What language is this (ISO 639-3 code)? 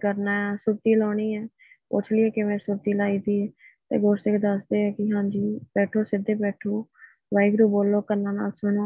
pan